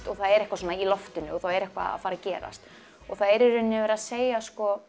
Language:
Icelandic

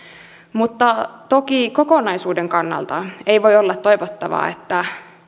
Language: Finnish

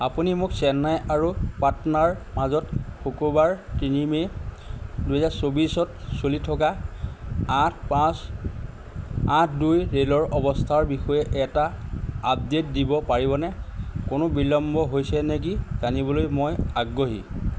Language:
Assamese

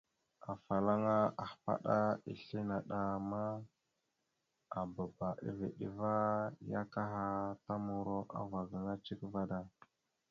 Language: Mada (Cameroon)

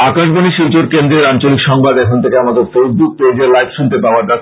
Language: Bangla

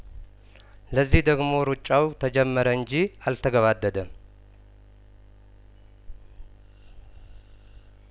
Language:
Amharic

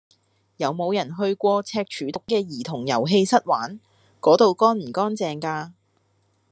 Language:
Cantonese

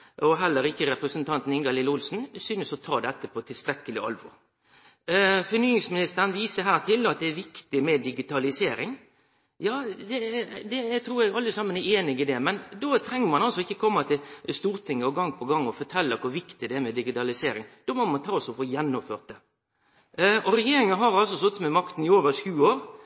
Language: Norwegian Nynorsk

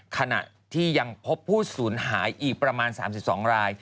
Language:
Thai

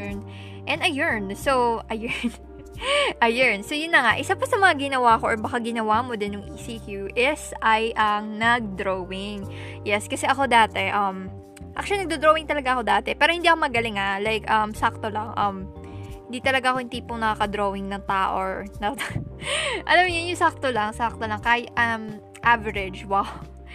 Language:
Filipino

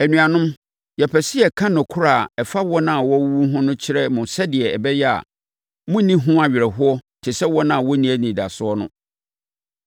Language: Akan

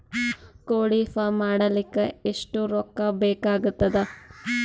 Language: Kannada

